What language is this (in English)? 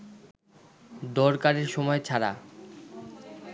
Bangla